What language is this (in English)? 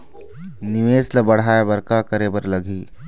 Chhattisgarhi